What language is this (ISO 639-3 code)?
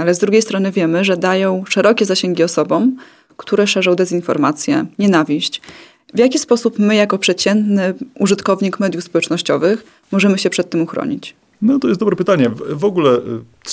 pol